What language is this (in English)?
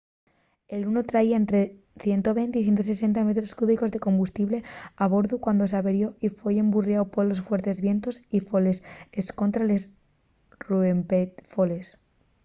Asturian